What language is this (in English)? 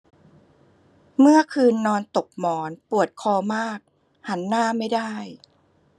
Thai